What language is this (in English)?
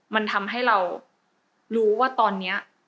Thai